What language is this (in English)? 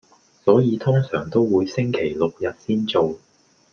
Cantonese